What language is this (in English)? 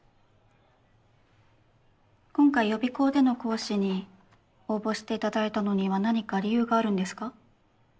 Japanese